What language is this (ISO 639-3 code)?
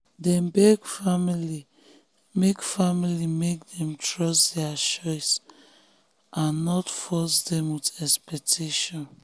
pcm